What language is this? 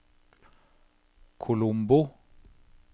Norwegian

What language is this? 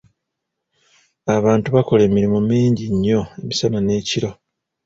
Ganda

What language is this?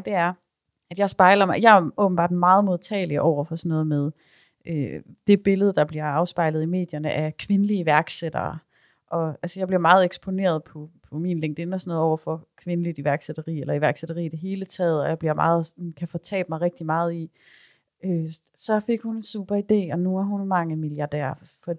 Danish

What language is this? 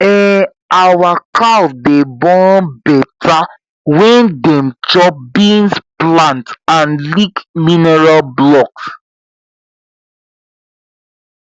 Nigerian Pidgin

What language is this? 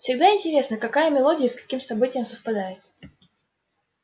Russian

